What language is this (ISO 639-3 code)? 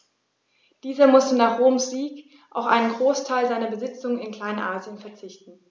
deu